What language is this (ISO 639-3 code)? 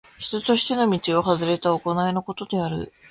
jpn